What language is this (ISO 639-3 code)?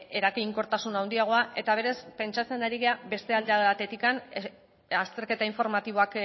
eus